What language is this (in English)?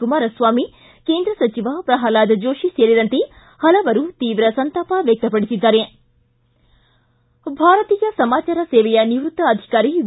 Kannada